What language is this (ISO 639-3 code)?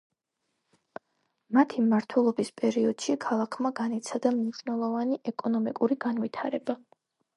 kat